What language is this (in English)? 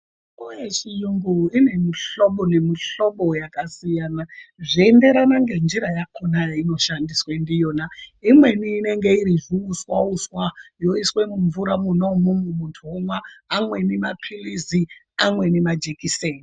Ndau